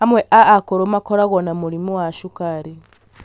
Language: Kikuyu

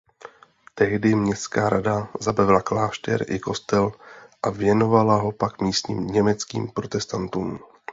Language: Czech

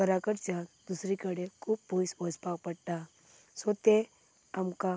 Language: Konkani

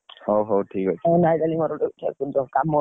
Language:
Odia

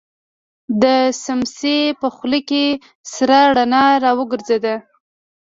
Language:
Pashto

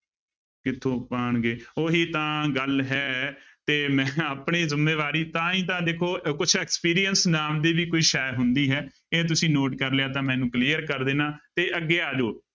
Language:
Punjabi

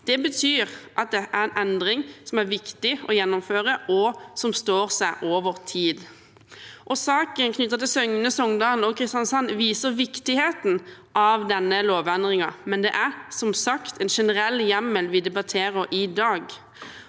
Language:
Norwegian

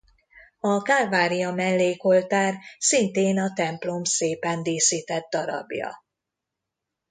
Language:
Hungarian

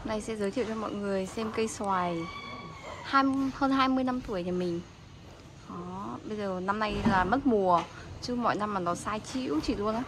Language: Vietnamese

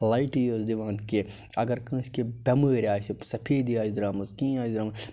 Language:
Kashmiri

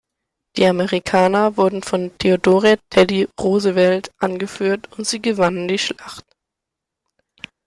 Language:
German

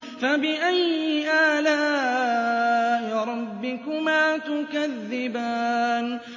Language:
Arabic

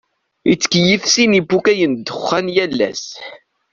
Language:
Kabyle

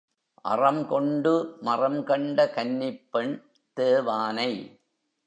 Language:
Tamil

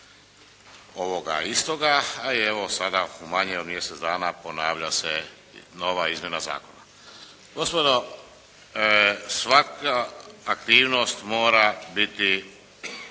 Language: Croatian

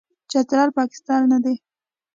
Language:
Pashto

